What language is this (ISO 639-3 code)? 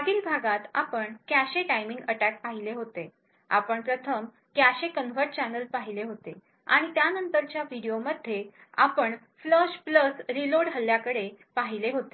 mar